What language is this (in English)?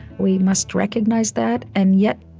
English